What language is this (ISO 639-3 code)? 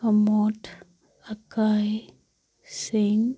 mni